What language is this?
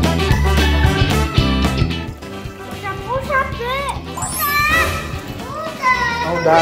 Indonesian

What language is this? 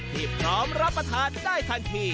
Thai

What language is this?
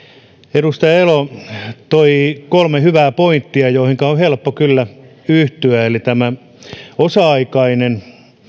Finnish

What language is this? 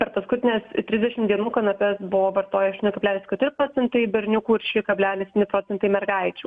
Lithuanian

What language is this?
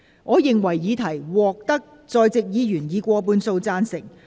Cantonese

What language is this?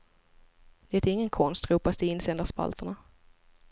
Swedish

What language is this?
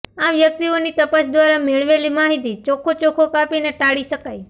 Gujarati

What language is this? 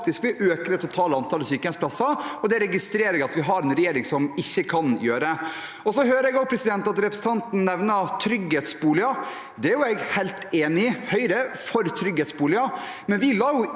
Norwegian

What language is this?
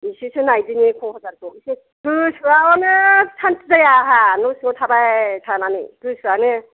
Bodo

